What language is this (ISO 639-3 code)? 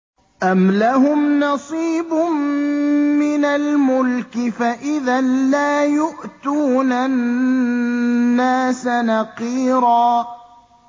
ara